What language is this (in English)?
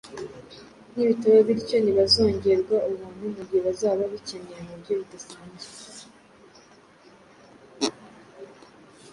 Kinyarwanda